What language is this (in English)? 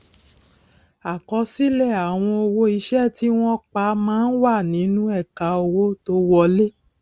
Yoruba